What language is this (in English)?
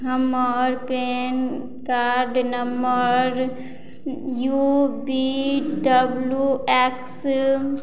Maithili